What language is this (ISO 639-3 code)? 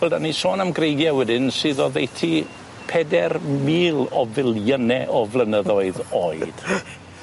cym